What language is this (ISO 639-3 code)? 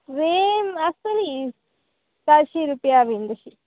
kok